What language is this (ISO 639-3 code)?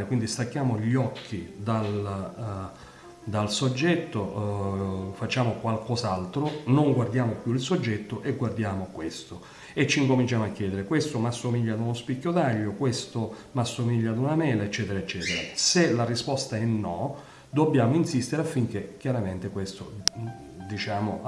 ita